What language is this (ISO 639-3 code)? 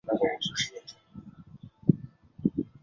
zho